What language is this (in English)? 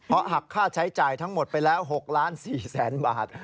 Thai